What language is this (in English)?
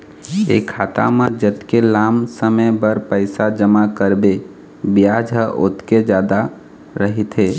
Chhattisgarhi